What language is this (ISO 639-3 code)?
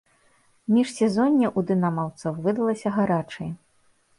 bel